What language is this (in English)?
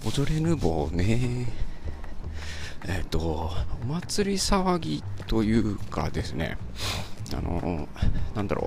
Japanese